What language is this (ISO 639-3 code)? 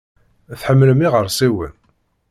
kab